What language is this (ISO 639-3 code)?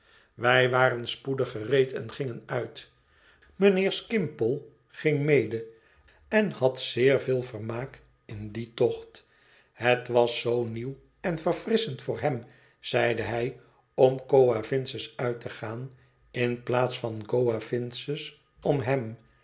nld